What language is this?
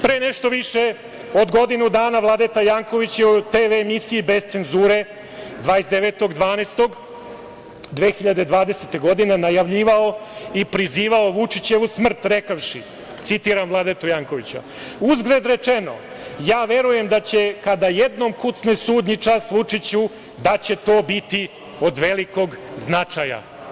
Serbian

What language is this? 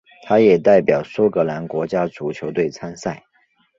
Chinese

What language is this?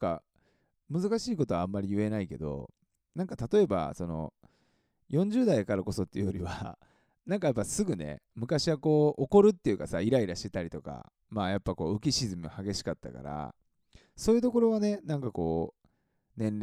Japanese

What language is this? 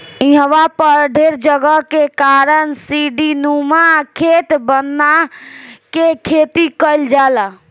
Bhojpuri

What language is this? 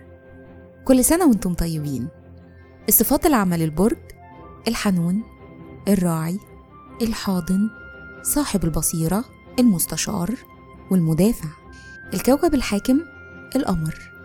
Arabic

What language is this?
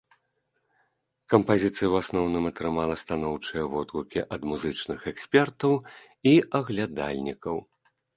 Belarusian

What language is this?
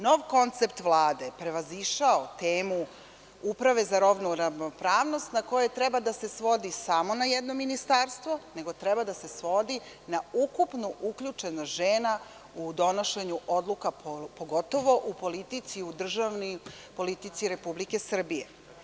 Serbian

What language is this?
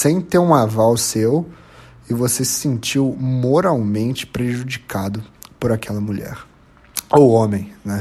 Portuguese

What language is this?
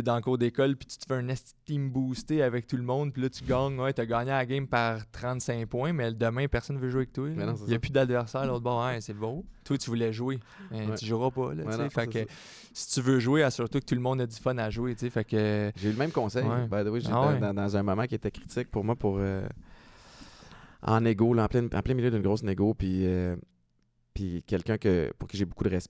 French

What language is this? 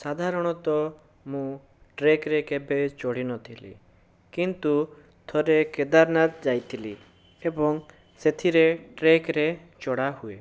Odia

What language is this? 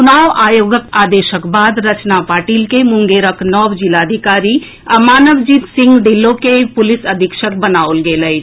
Maithili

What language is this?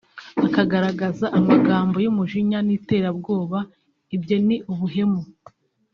Kinyarwanda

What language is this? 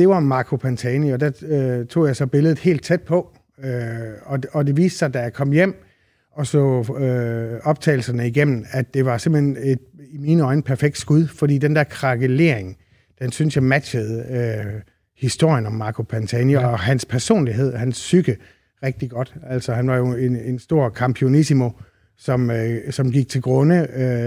Danish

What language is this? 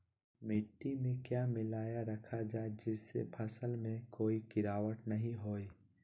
Magahi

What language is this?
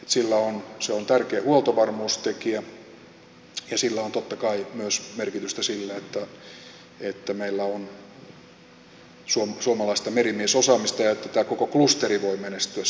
Finnish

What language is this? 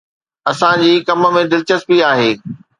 Sindhi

